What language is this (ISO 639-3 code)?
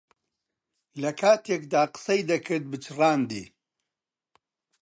ckb